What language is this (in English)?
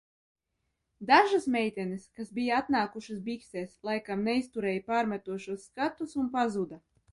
Latvian